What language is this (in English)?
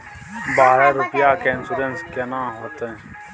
Maithili